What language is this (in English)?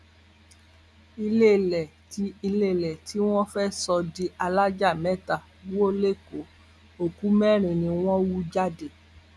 Yoruba